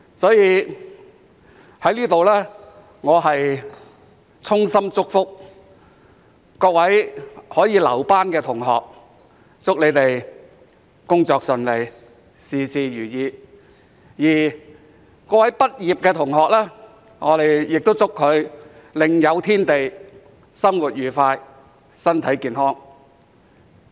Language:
Cantonese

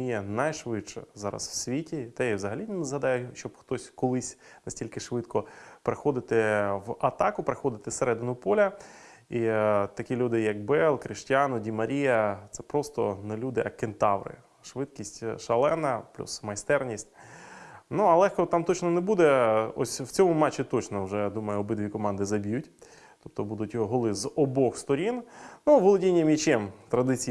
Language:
Ukrainian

